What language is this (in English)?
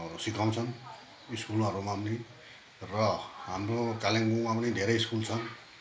Nepali